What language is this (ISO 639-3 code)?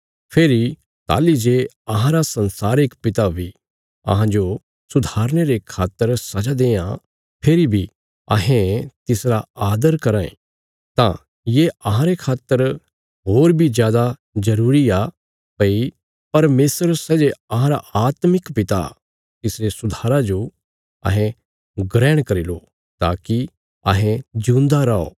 kfs